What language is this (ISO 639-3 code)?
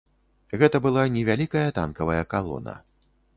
bel